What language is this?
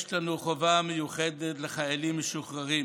Hebrew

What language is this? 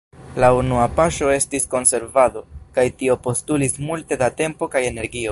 Esperanto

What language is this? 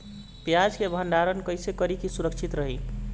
Bhojpuri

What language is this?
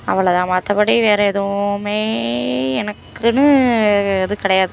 Tamil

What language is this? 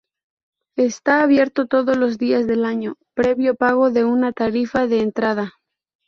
Spanish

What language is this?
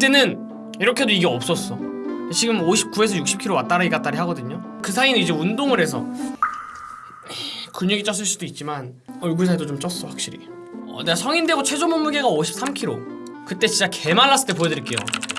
Korean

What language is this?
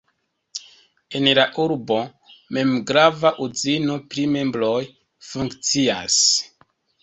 Esperanto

